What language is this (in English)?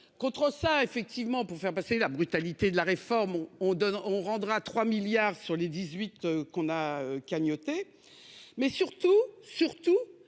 French